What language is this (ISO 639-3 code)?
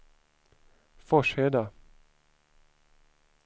swe